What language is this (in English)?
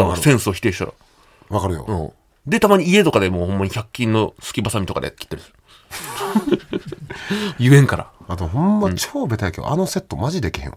Japanese